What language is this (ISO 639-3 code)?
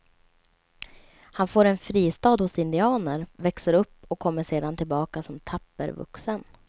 swe